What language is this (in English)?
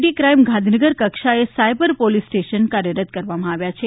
Gujarati